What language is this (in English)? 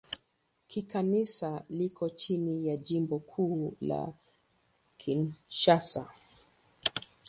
Swahili